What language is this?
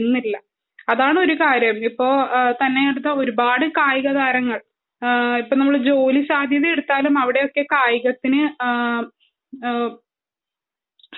Malayalam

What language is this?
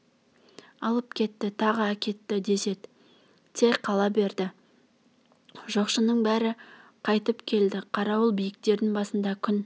Kazakh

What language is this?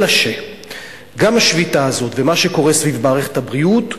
Hebrew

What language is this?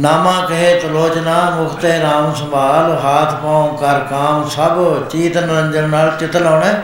Punjabi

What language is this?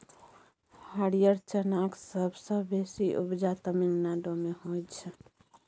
Maithili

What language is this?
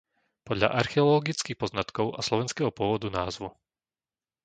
Slovak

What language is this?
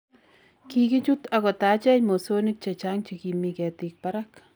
Kalenjin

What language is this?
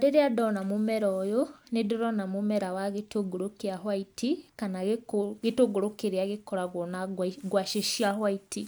Kikuyu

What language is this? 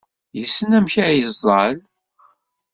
Kabyle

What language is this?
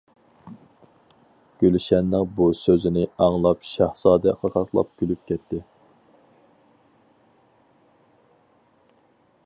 Uyghur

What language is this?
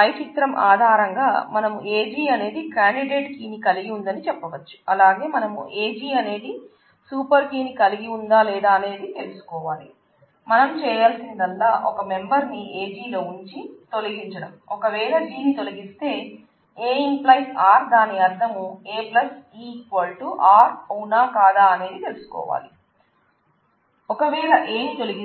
Telugu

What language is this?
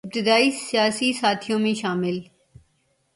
Urdu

